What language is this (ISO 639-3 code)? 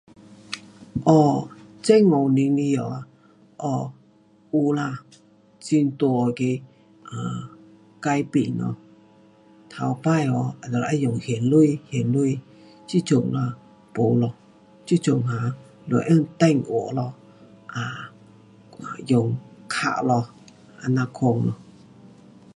cpx